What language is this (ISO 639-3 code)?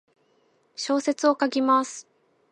jpn